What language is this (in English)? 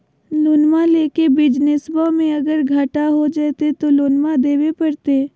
Magahi